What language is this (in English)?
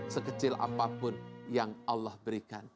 Indonesian